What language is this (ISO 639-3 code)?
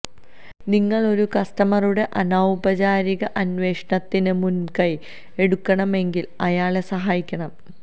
mal